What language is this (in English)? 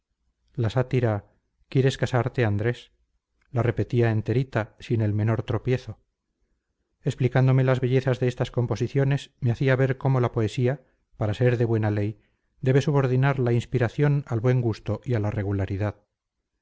Spanish